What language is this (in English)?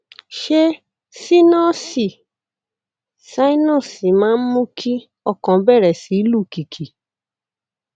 Yoruba